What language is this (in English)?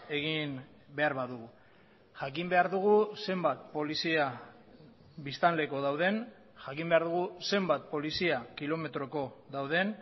Basque